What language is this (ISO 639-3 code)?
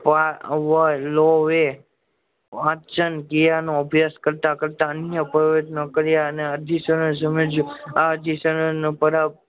guj